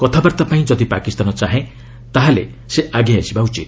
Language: Odia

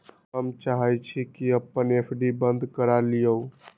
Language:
Magahi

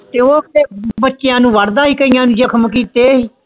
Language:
Punjabi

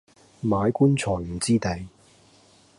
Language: Cantonese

